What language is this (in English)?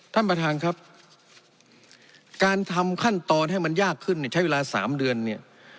Thai